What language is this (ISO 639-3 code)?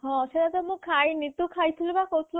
ori